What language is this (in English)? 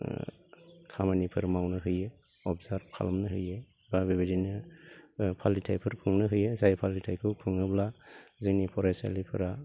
Bodo